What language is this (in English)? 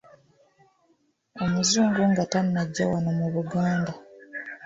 Ganda